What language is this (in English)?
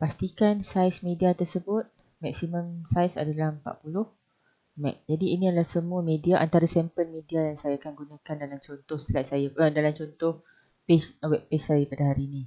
Malay